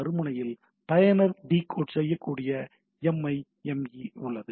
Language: Tamil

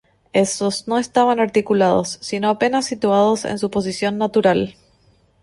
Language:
Spanish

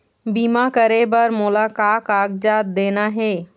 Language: Chhattisgarhi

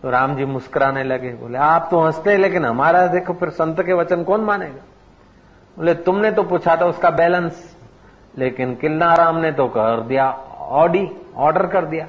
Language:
Hindi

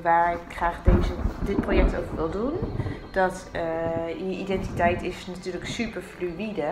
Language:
Dutch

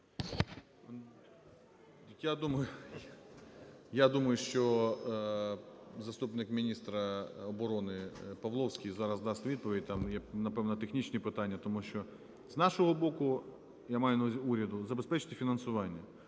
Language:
Ukrainian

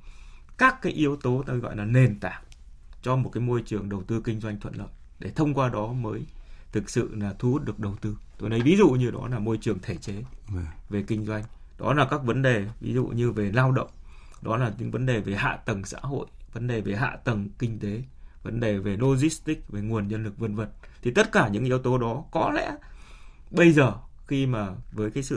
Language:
Vietnamese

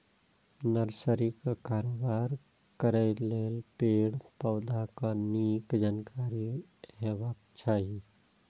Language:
Maithili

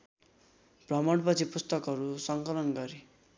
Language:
Nepali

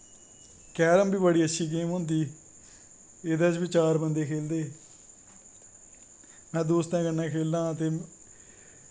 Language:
Dogri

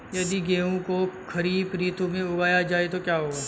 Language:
Hindi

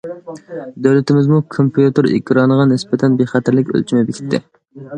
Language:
Uyghur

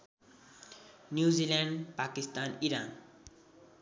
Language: Nepali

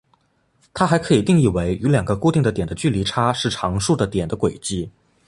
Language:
Chinese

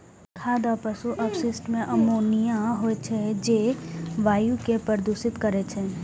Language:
Maithili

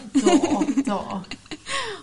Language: Welsh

